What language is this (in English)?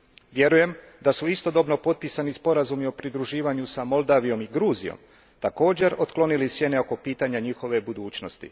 Croatian